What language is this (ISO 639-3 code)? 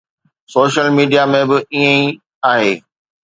snd